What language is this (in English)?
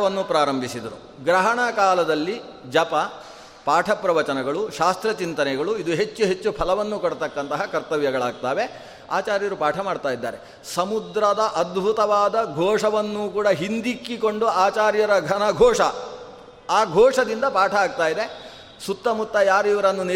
Kannada